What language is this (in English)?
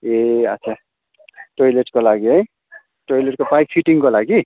Nepali